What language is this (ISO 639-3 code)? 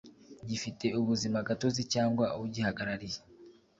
kin